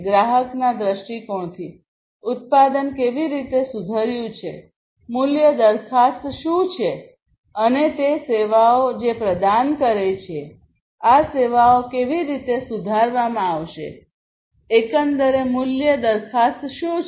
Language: Gujarati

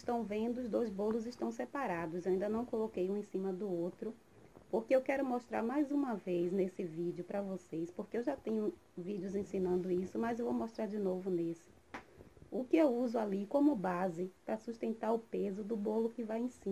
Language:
Portuguese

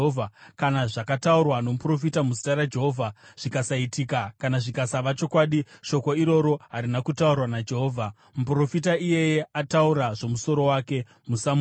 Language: Shona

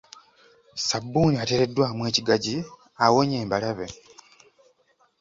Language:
Ganda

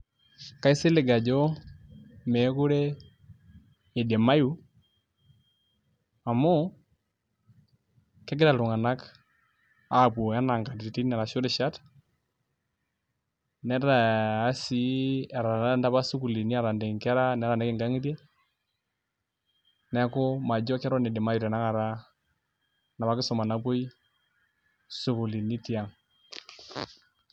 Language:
Masai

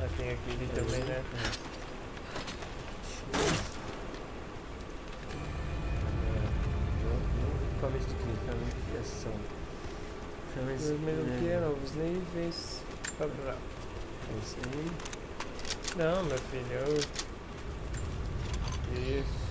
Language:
Portuguese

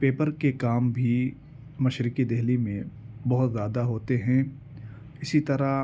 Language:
Urdu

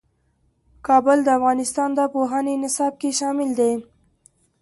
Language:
Pashto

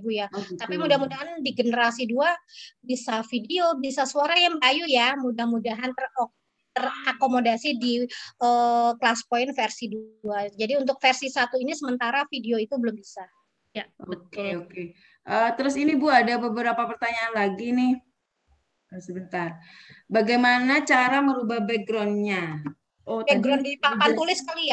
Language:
Indonesian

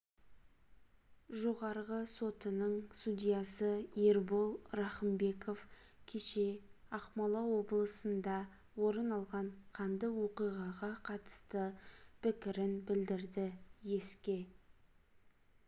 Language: Kazakh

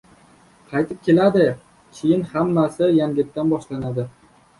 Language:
Uzbek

